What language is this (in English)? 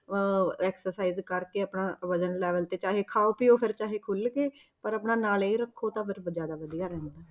Punjabi